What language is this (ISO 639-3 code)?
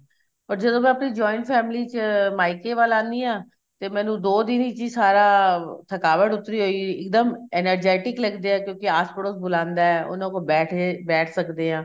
pan